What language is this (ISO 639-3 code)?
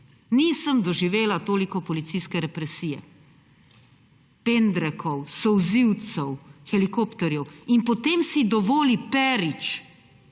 slv